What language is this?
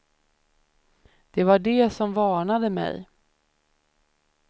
Swedish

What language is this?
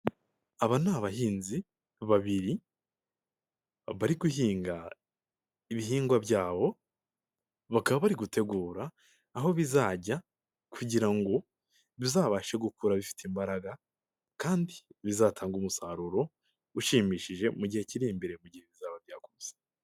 Kinyarwanda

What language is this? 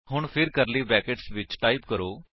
Punjabi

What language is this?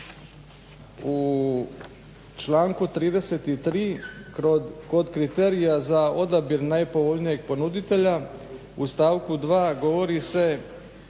Croatian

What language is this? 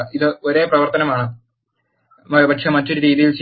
Malayalam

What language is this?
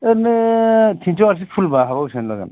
Bodo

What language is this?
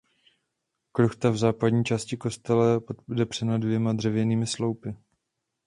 Czech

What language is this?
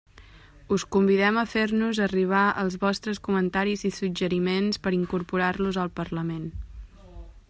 Catalan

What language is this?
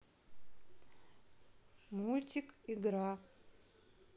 Russian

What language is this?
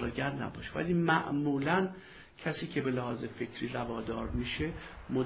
Persian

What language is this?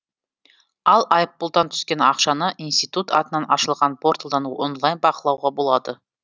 Kazakh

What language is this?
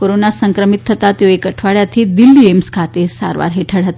Gujarati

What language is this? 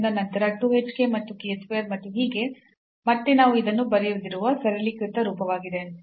Kannada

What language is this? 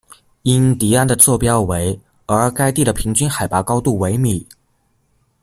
Chinese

